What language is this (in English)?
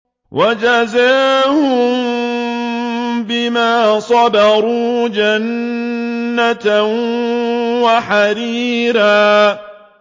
Arabic